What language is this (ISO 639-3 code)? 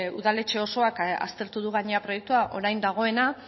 eus